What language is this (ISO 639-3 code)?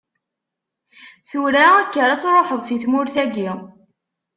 kab